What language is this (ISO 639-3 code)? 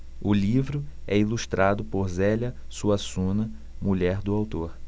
por